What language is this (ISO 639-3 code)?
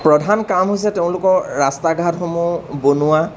asm